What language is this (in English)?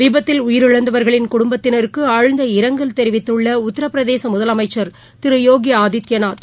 Tamil